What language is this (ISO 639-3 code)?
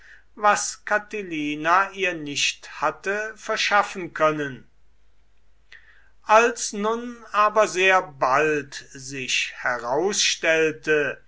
deu